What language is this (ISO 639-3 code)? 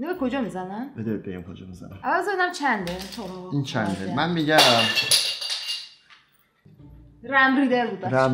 fas